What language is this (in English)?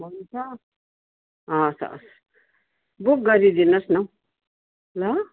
Nepali